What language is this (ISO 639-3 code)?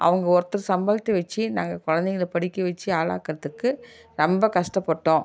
tam